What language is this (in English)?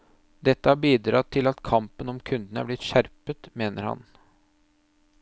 Norwegian